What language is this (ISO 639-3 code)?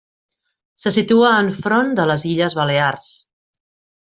cat